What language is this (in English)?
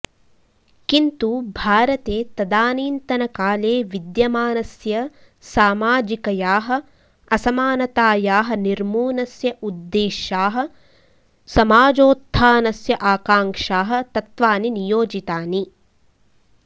Sanskrit